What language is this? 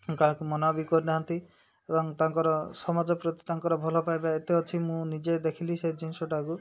Odia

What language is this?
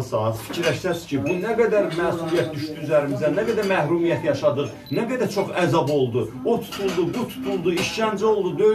Turkish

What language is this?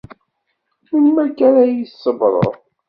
Kabyle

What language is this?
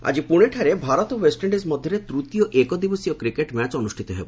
Odia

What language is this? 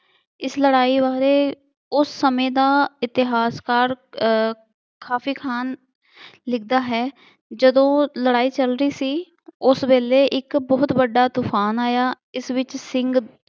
Punjabi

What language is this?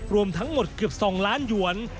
Thai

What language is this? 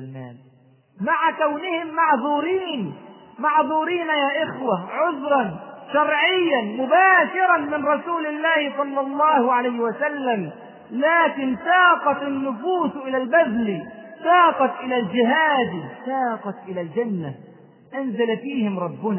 Arabic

